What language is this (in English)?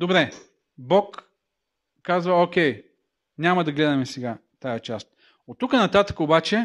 Bulgarian